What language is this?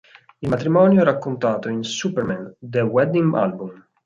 Italian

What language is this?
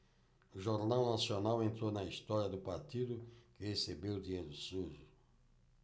Portuguese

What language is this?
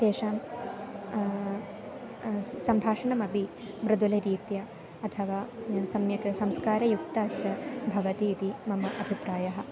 Sanskrit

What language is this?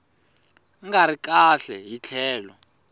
Tsonga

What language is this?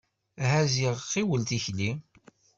Kabyle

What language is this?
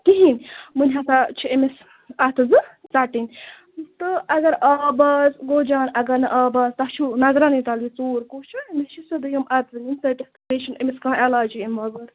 Kashmiri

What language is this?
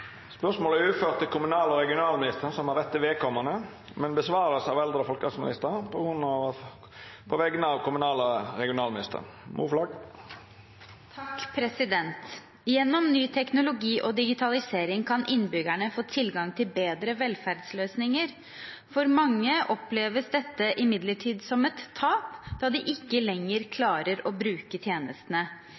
Norwegian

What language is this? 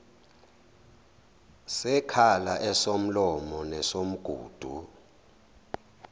Zulu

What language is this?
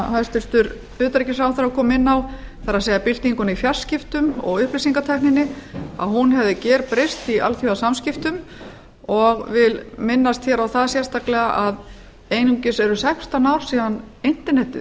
Icelandic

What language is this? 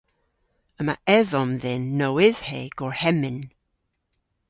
Cornish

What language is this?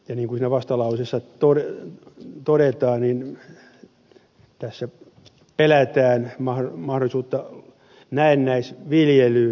Finnish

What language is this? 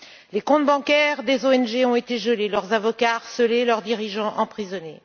French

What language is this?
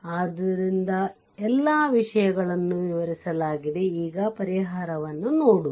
Kannada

